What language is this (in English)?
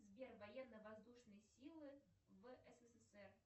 Russian